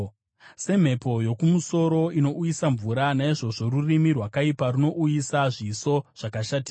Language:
Shona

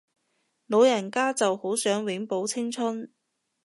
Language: Cantonese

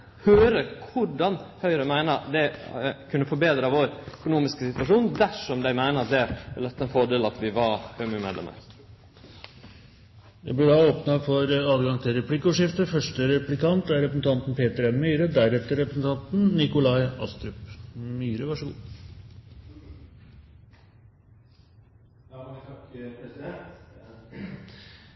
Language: Norwegian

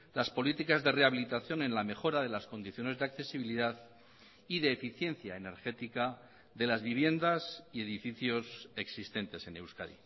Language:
Spanish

